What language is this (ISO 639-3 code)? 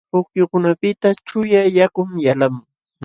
qxw